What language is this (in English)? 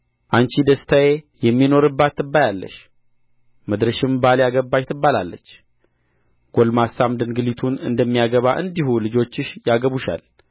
Amharic